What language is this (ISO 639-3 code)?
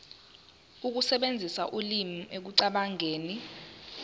zul